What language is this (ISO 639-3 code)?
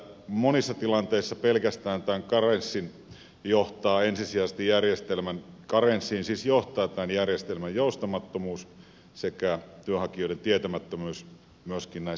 fin